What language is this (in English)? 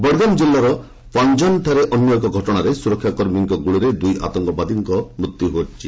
Odia